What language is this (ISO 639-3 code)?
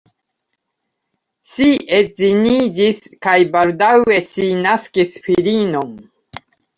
epo